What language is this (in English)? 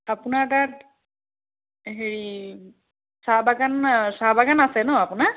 Assamese